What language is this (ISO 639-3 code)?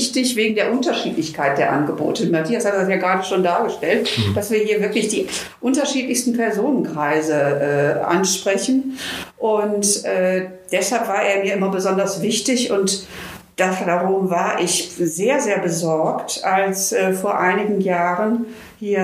deu